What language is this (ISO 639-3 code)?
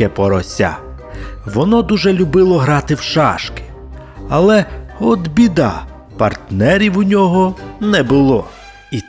ukr